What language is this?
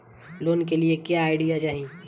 Bhojpuri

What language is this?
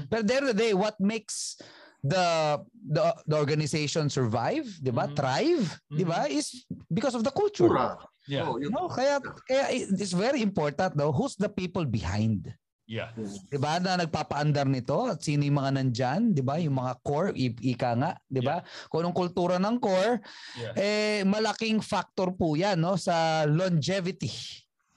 Filipino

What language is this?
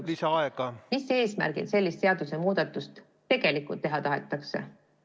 Estonian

